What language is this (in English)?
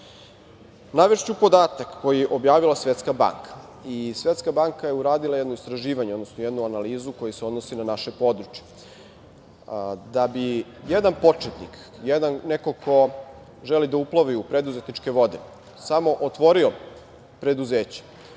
Serbian